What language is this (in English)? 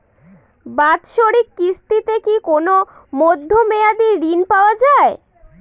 Bangla